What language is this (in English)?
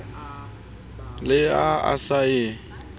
Southern Sotho